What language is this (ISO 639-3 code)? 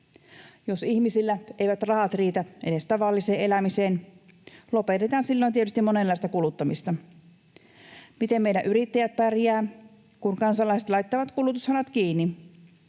fin